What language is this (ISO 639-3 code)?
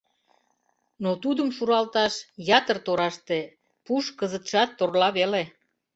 chm